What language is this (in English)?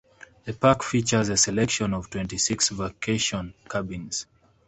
English